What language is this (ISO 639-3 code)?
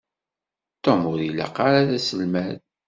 kab